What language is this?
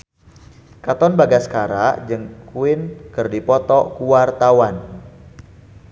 Sundanese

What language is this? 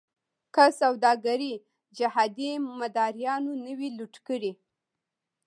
Pashto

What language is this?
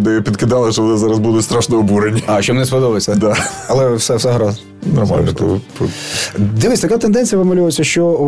Ukrainian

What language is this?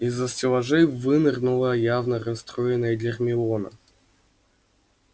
Russian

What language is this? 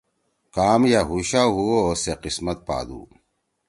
Torwali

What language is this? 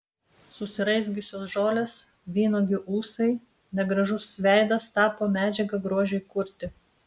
Lithuanian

